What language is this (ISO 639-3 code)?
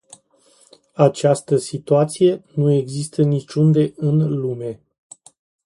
ron